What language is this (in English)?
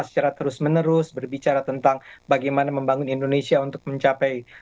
Indonesian